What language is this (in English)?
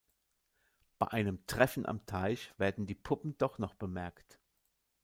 German